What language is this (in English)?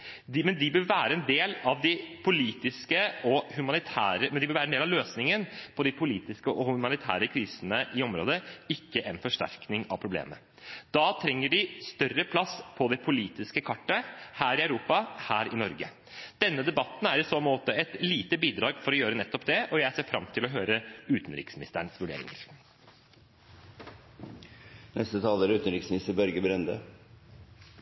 Norwegian Bokmål